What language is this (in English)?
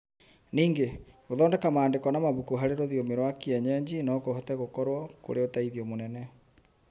Kikuyu